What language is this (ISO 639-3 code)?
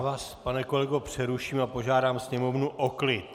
ces